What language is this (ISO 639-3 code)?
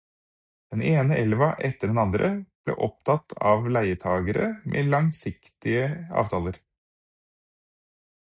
nob